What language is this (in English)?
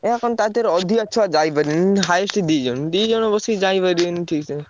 Odia